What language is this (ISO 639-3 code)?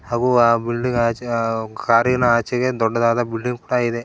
kan